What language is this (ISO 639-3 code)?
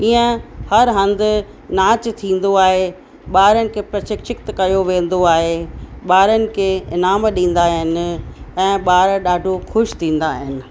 snd